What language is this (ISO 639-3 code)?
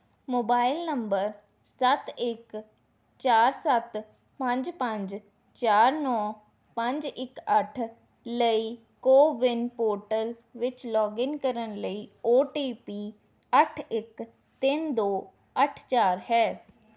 pan